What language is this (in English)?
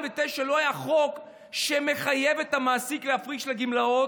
Hebrew